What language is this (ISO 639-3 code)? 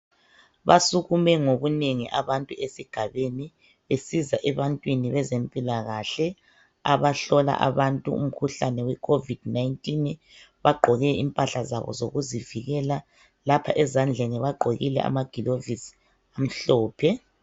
nde